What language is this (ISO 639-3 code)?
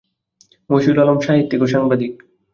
ben